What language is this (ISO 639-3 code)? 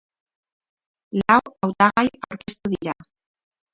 eus